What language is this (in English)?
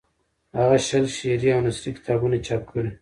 Pashto